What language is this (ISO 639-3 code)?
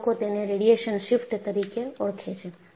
guj